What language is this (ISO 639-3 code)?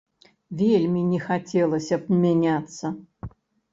bel